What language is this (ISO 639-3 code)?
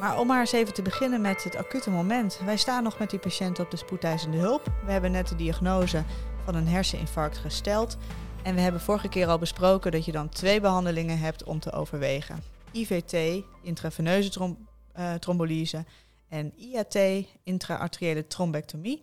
nld